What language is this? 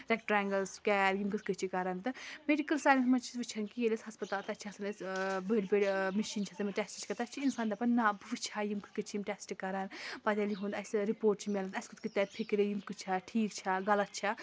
Kashmiri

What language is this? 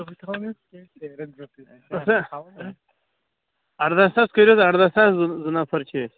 Kashmiri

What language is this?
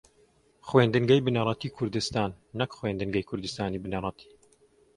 Central Kurdish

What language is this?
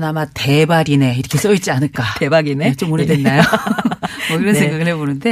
Korean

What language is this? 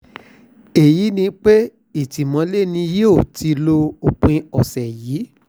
Yoruba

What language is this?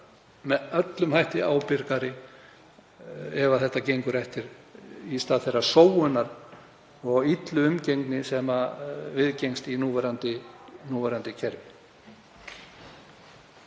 Icelandic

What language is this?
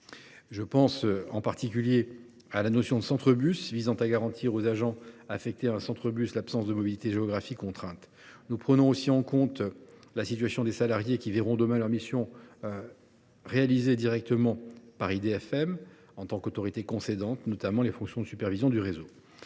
French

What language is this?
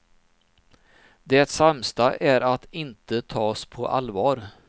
Swedish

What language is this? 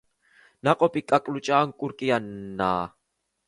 Georgian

